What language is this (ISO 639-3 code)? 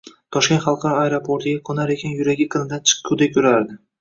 uzb